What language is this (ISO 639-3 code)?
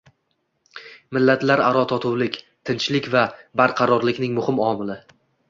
uzb